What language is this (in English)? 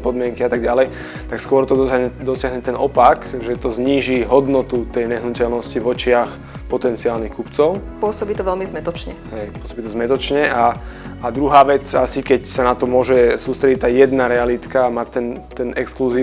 Slovak